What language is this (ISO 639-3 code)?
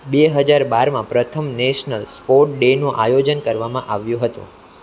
guj